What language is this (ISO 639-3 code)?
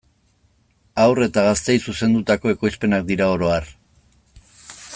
eus